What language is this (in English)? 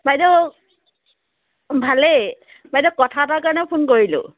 Assamese